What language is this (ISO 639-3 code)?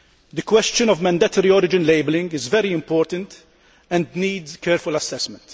eng